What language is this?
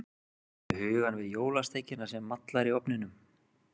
Icelandic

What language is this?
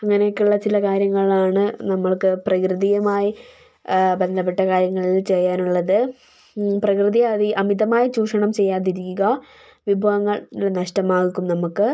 Malayalam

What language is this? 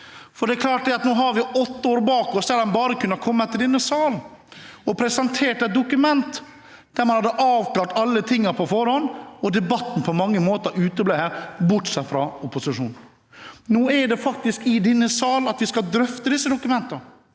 Norwegian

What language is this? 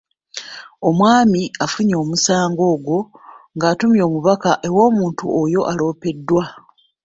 Ganda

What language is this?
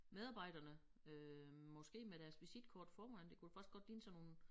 Danish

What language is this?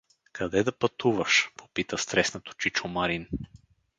Bulgarian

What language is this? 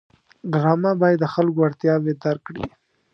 Pashto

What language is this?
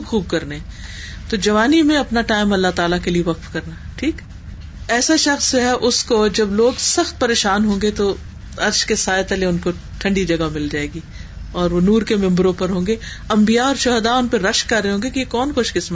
Urdu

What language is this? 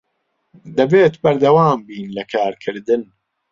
Central Kurdish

